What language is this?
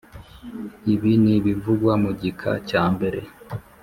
Kinyarwanda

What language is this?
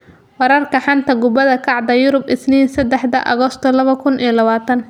Somali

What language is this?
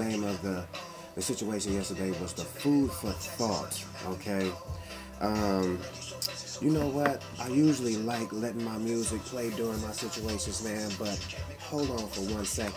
English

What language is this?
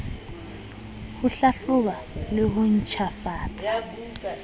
Southern Sotho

